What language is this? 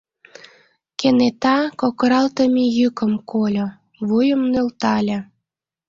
Mari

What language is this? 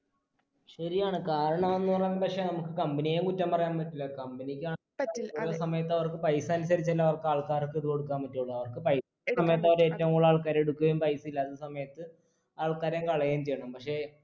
Malayalam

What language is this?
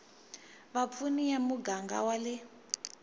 Tsonga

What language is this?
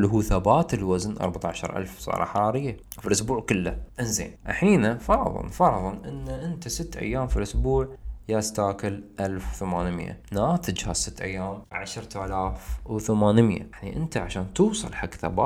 Arabic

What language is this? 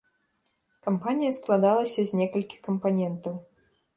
Belarusian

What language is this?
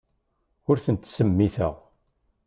Kabyle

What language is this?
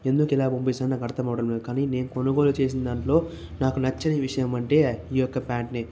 Telugu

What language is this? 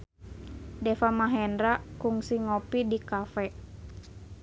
Sundanese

